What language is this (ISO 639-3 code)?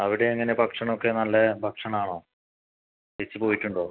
mal